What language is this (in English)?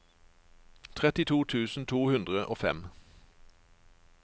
Norwegian